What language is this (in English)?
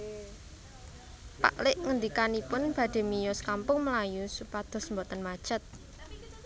Javanese